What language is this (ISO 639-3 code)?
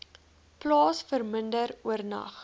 afr